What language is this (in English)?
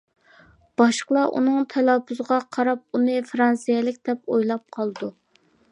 Uyghur